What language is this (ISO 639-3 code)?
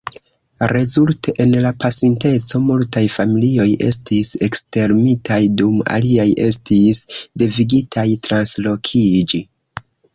epo